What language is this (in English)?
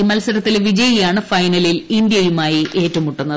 Malayalam